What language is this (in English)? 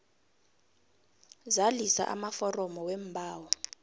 South Ndebele